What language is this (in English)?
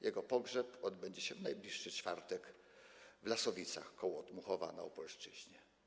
Polish